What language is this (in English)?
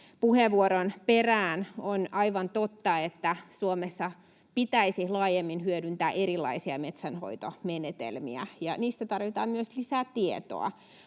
Finnish